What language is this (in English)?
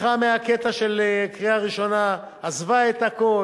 Hebrew